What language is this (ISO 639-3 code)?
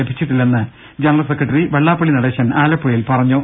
mal